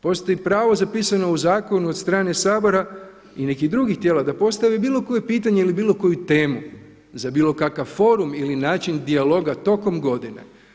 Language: Croatian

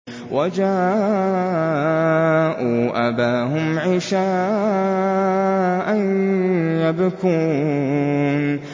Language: Arabic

